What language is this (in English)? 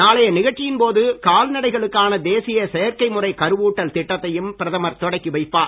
Tamil